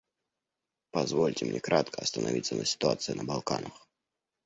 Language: Russian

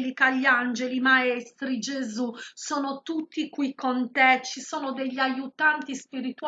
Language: Italian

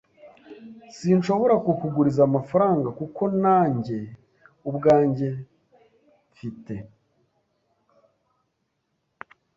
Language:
Kinyarwanda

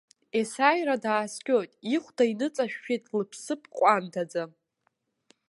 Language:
Abkhazian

